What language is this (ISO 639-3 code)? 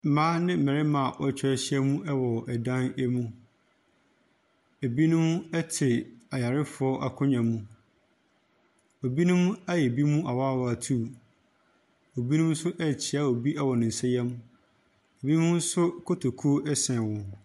aka